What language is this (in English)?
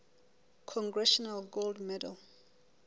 Southern Sotho